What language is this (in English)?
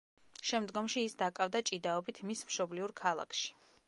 Georgian